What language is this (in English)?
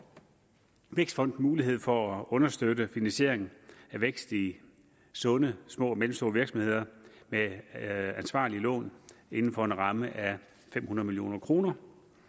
Danish